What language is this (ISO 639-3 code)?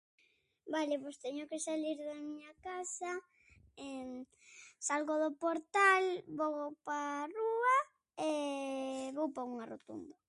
glg